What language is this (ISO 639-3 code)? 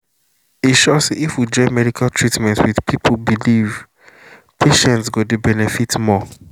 pcm